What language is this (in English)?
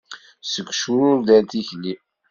Kabyle